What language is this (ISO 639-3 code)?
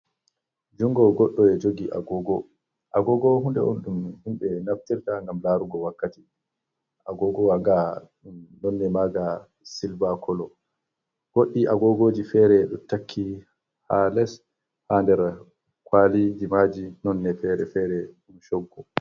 ful